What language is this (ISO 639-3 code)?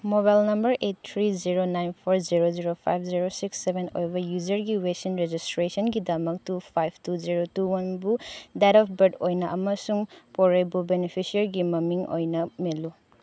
mni